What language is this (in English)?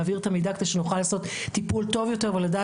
Hebrew